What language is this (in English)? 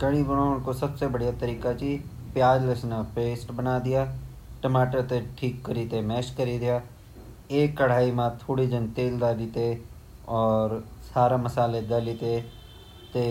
Garhwali